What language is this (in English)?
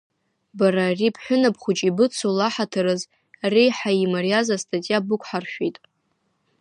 Abkhazian